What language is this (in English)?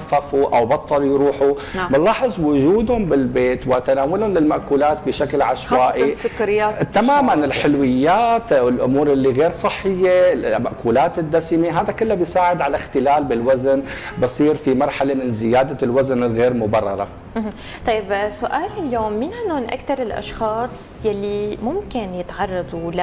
Arabic